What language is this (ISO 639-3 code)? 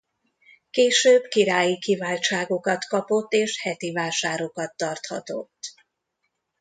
hun